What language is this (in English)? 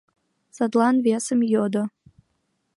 Mari